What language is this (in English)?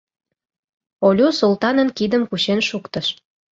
Mari